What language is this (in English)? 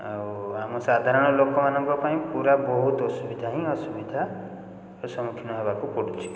Odia